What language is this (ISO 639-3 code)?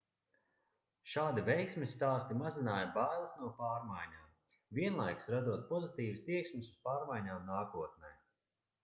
lav